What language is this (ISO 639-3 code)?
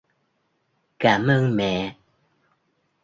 vie